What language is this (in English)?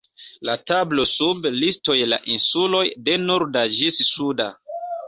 Esperanto